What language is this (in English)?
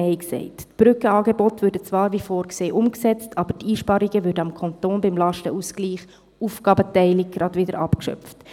Swiss German